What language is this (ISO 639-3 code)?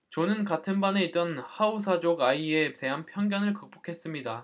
kor